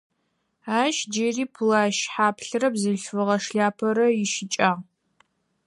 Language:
Adyghe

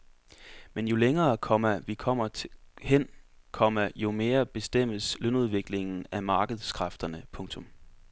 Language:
Danish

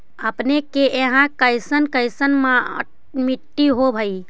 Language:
Magahi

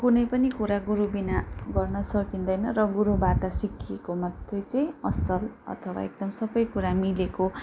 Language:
Nepali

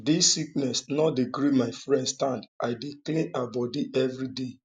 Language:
Nigerian Pidgin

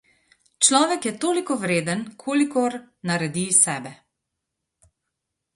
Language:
Slovenian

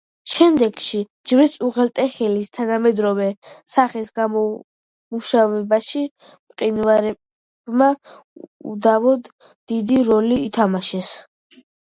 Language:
Georgian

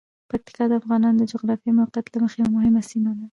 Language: Pashto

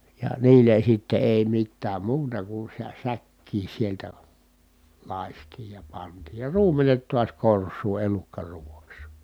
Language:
Finnish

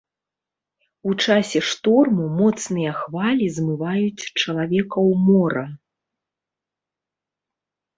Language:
Belarusian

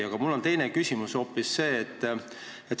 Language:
Estonian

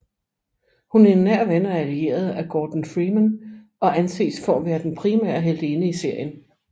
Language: Danish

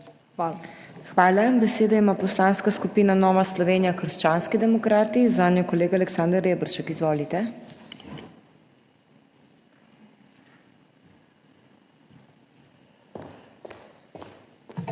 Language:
Slovenian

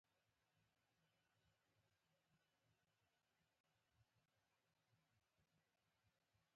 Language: Pashto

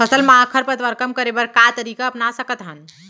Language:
Chhattisgarhi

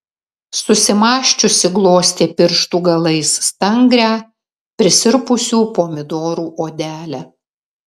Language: Lithuanian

